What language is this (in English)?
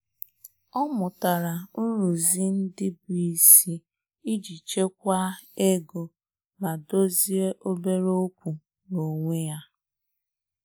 Igbo